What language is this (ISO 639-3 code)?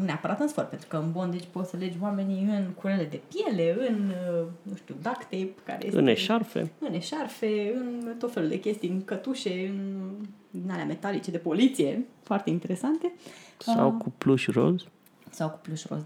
ron